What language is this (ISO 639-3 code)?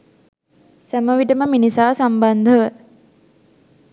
sin